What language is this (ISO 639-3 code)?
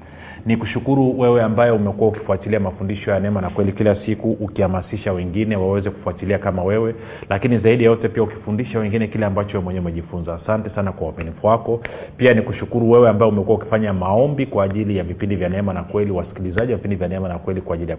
swa